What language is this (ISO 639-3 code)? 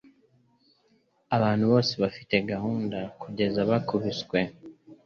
kin